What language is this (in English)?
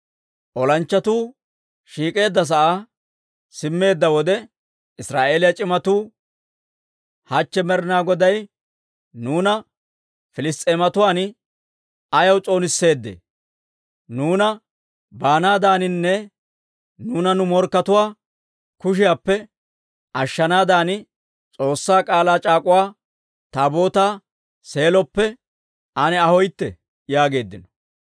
Dawro